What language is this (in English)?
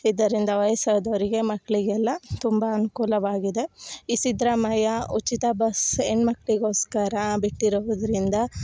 Kannada